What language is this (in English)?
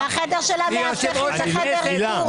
Hebrew